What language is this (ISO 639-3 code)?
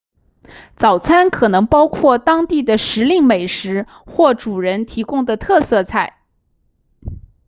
zho